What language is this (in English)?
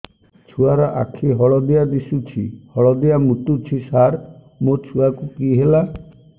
Odia